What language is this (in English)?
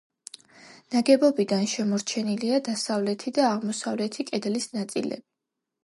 Georgian